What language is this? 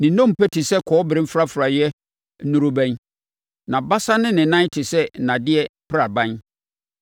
Akan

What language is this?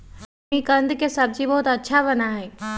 Magahi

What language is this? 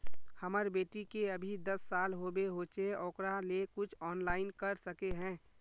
Magahi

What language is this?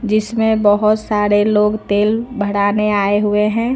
Hindi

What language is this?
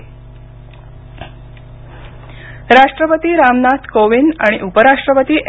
Marathi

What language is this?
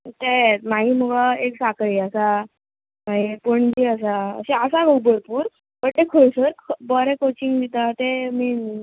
Konkani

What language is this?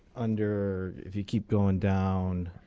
English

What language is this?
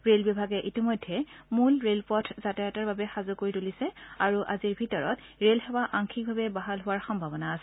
Assamese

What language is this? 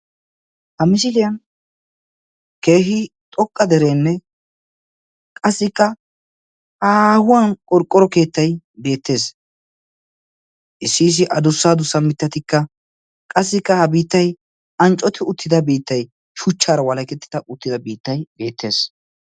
Wolaytta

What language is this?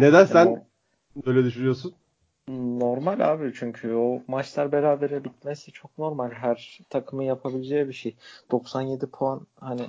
Turkish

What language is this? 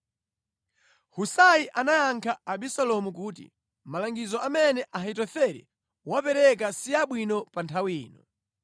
Nyanja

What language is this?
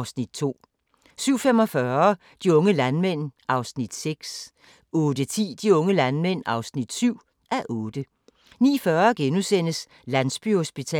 Danish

